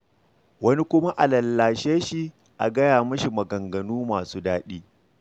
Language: Hausa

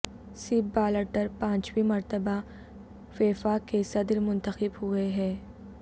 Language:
Urdu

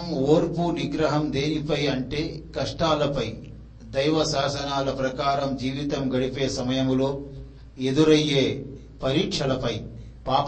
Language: Telugu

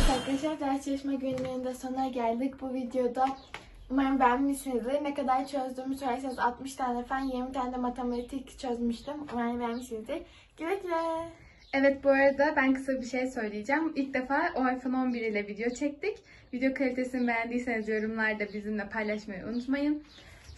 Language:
Turkish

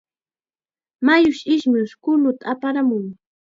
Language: Chiquián Ancash Quechua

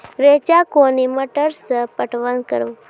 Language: Maithili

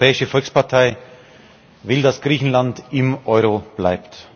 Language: German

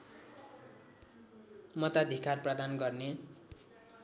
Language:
Nepali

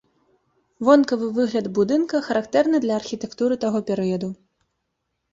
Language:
Belarusian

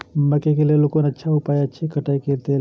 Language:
Maithili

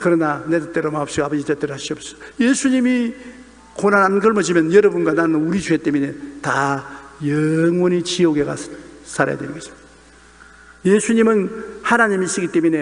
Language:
Korean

